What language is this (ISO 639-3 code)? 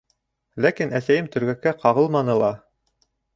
bak